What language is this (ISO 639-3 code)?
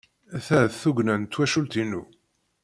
kab